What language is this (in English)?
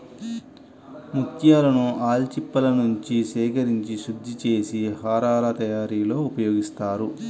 Telugu